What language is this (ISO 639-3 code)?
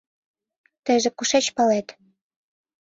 chm